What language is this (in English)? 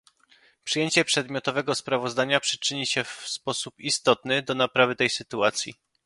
Polish